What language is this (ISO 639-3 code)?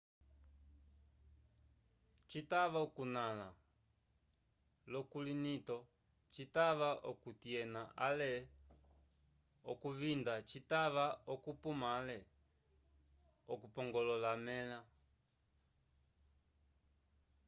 umb